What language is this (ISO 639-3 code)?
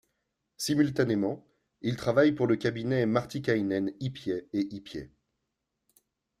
fra